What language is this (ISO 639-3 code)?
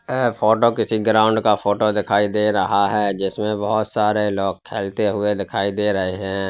hin